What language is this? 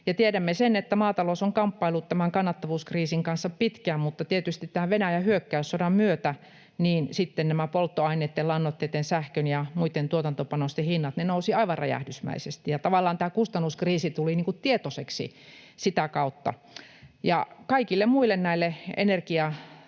Finnish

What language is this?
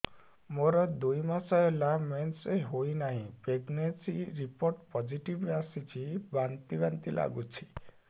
Odia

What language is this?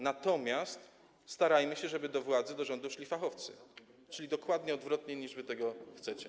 Polish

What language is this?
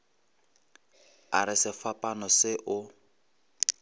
Northern Sotho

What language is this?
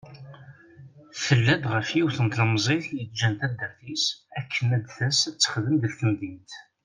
Kabyle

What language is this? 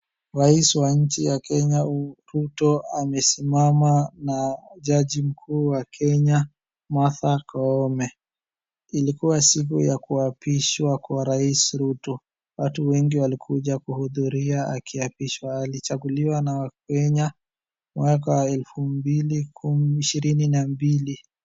Swahili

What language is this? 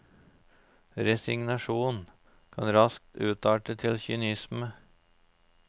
Norwegian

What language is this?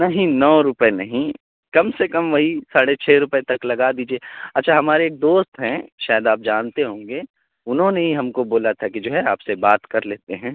Urdu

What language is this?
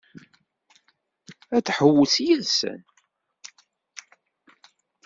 Kabyle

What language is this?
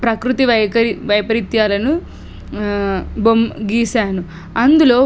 Telugu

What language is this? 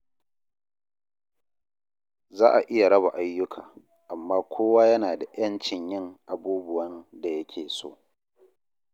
Hausa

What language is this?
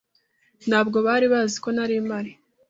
Kinyarwanda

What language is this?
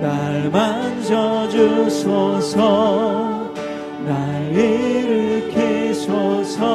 Korean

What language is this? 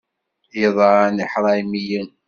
Kabyle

